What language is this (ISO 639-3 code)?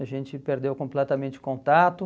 por